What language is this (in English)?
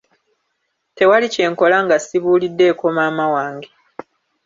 Ganda